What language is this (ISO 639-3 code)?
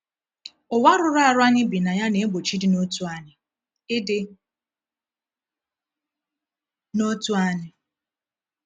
ibo